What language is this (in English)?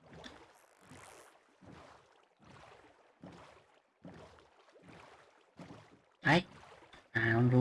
Vietnamese